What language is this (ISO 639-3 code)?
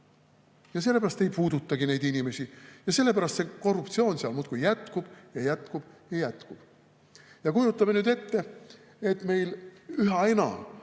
est